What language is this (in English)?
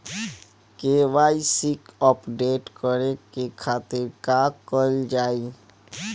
Bhojpuri